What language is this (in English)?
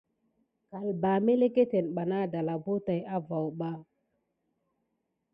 Gidar